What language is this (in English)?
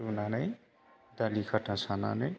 Bodo